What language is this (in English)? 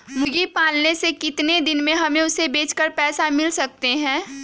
Magahi